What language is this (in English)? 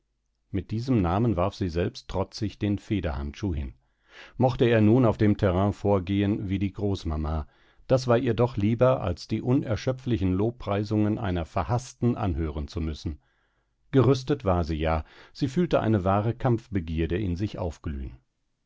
German